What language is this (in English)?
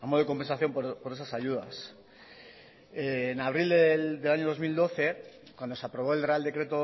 Spanish